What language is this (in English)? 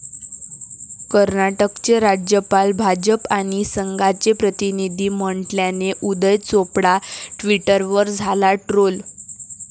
Marathi